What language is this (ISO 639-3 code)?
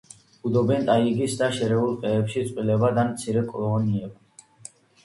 kat